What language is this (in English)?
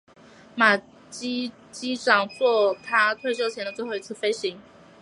Chinese